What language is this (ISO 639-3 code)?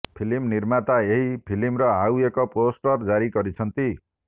ori